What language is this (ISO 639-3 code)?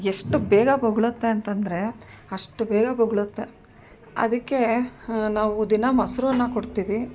kan